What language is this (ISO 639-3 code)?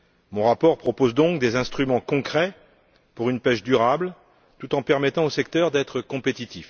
fra